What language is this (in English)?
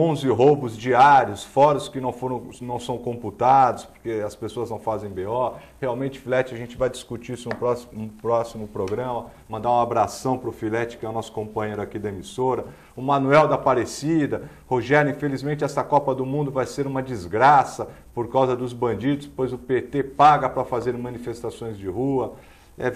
Portuguese